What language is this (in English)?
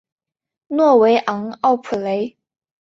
Chinese